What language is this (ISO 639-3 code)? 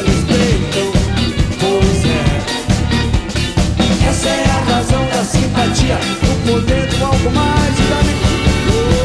por